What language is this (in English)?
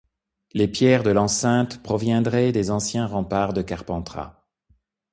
French